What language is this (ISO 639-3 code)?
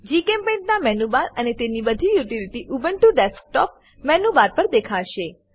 guj